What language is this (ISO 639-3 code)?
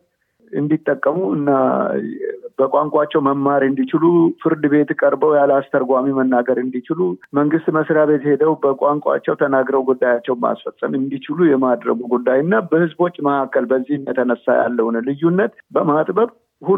amh